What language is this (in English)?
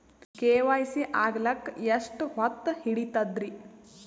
Kannada